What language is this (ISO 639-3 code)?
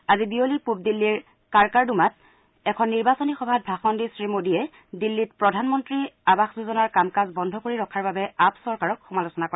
asm